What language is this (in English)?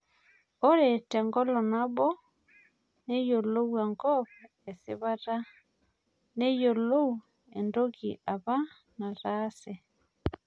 Masai